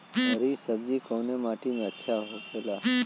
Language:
Bhojpuri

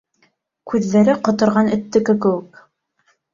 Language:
Bashkir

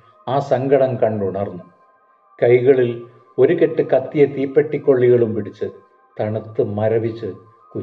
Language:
Malayalam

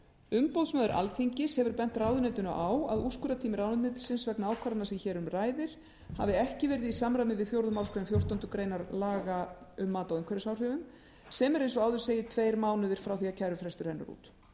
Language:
Icelandic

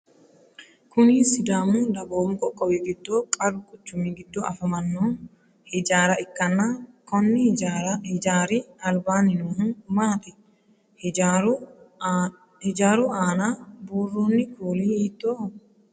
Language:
Sidamo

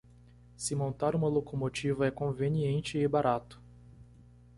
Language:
Portuguese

